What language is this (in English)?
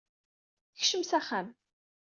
Kabyle